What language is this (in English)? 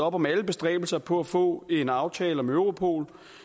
Danish